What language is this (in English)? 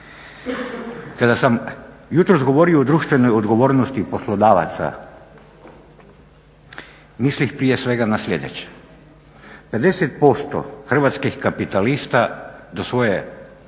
Croatian